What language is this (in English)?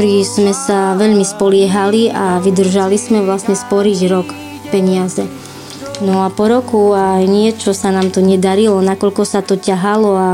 Slovak